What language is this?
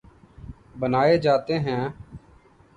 Urdu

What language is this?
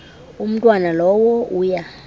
Xhosa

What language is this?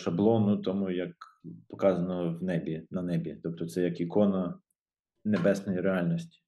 Ukrainian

